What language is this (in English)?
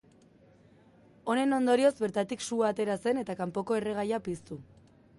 Basque